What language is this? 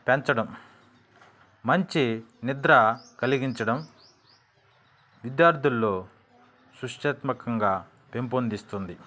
Telugu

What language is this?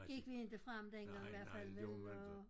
Danish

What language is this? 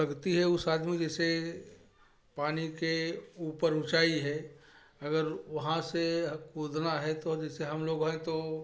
Hindi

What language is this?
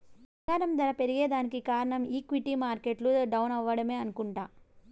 Telugu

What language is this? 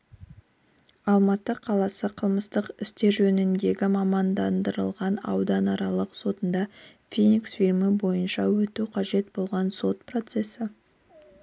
Kazakh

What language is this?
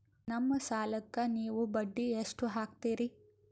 Kannada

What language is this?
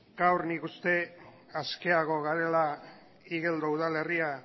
Basque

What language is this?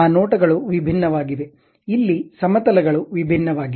Kannada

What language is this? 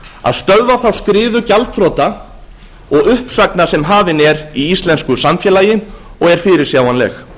Icelandic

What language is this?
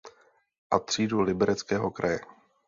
Czech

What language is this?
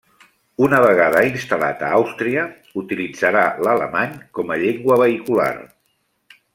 Catalan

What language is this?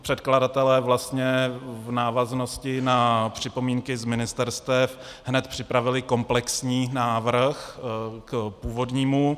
Czech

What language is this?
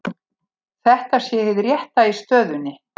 Icelandic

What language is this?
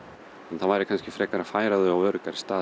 Icelandic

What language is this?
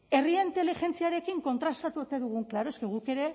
Basque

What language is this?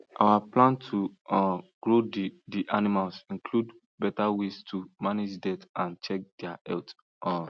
Nigerian Pidgin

